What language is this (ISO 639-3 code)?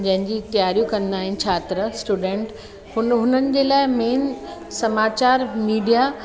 snd